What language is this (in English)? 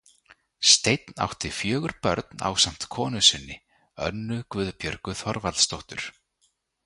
Icelandic